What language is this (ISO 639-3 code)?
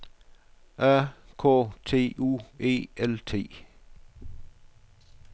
dan